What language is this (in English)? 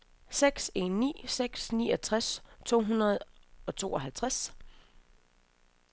Danish